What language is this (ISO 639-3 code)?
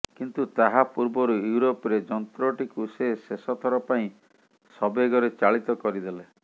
ori